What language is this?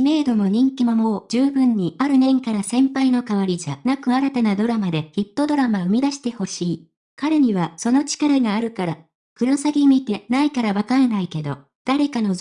Japanese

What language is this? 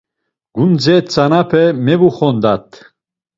Laz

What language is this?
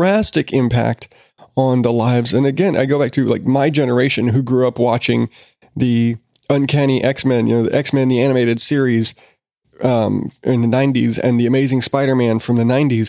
English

